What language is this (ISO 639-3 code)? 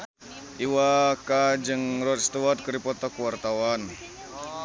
sun